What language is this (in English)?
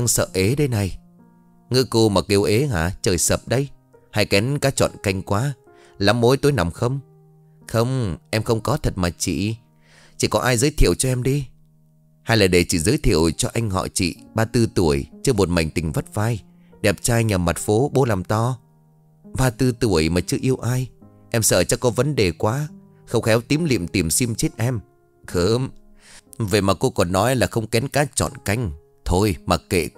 Vietnamese